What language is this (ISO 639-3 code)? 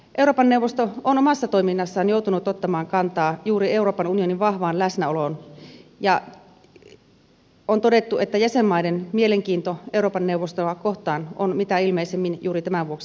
fin